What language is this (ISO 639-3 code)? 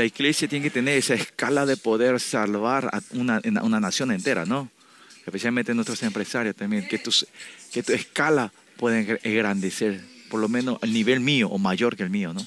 spa